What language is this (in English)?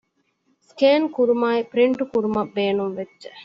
Divehi